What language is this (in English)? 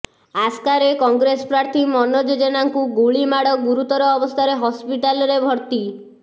Odia